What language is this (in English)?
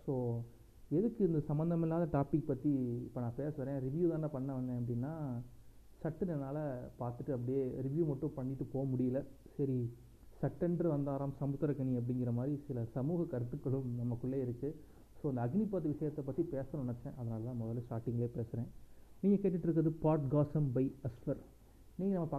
Tamil